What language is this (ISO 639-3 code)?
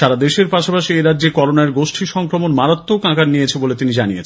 ben